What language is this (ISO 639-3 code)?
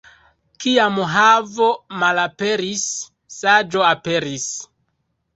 epo